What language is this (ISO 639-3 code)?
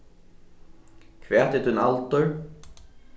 fao